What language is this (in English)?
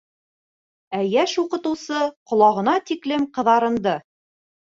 Bashkir